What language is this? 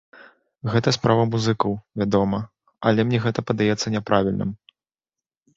Belarusian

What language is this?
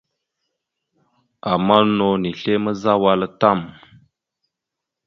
Mada (Cameroon)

